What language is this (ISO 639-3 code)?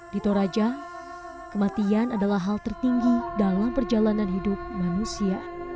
ind